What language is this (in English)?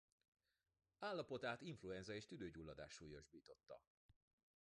Hungarian